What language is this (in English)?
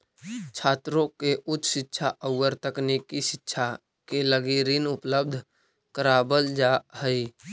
Magahi